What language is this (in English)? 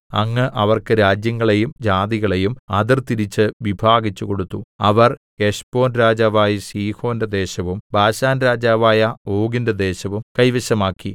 Malayalam